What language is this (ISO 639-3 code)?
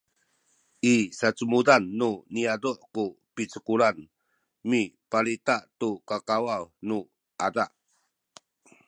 szy